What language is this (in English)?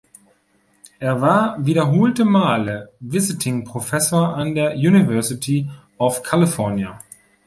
German